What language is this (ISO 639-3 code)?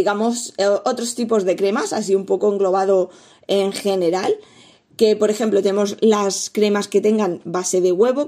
spa